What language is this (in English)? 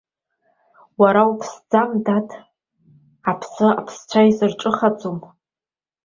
Abkhazian